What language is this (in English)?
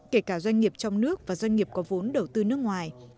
Vietnamese